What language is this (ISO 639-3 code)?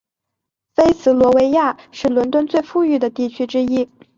zho